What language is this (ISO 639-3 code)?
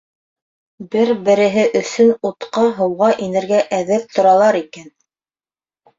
bak